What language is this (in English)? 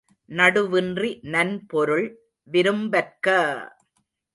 Tamil